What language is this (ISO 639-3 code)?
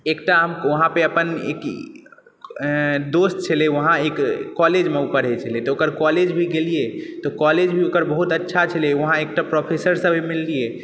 mai